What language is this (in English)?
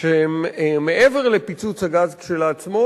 Hebrew